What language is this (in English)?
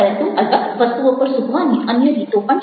Gujarati